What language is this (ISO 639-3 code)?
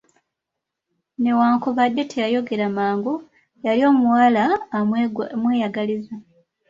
lug